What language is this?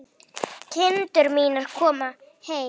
Icelandic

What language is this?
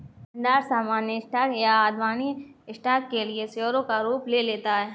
Hindi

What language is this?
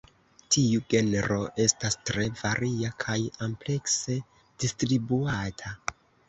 Esperanto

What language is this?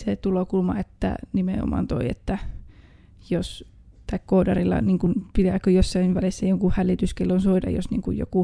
Finnish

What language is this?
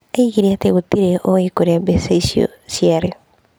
Kikuyu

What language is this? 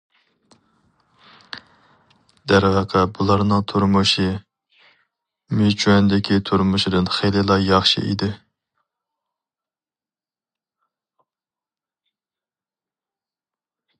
Uyghur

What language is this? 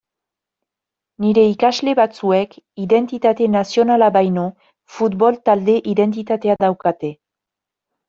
Basque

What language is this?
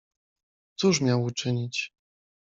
Polish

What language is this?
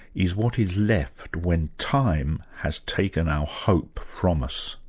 English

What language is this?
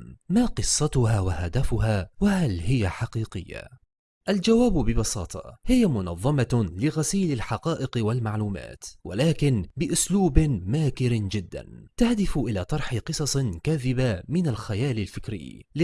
Arabic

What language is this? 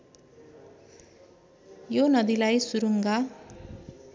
Nepali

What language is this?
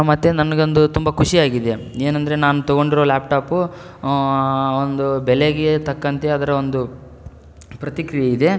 Kannada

